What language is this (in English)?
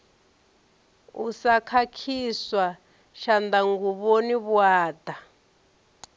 Venda